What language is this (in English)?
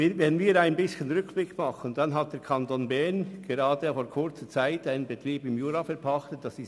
Swiss German